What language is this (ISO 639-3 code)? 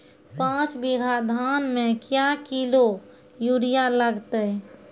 mai